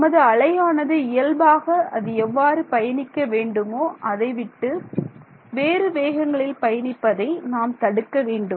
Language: Tamil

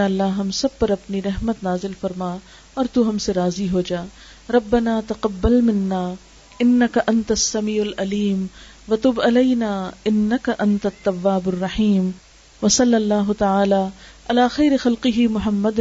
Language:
Urdu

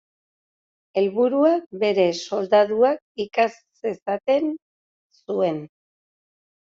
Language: Basque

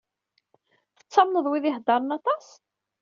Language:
Kabyle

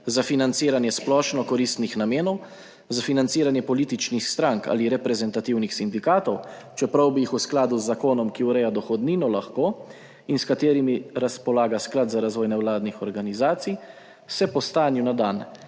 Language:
Slovenian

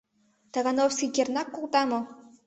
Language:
Mari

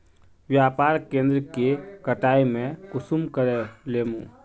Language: Magahi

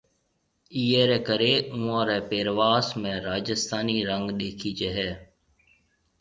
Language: Marwari (Pakistan)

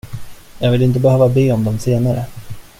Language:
Swedish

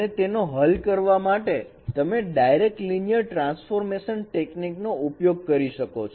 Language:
Gujarati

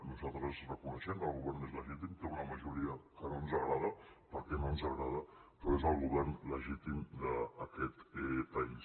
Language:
Catalan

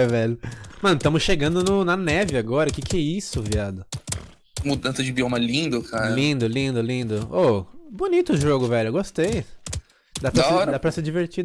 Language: Portuguese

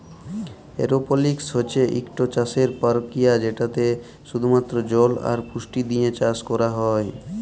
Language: Bangla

